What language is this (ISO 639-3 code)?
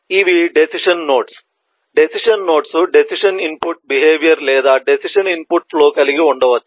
tel